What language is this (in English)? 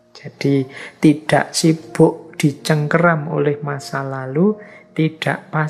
Indonesian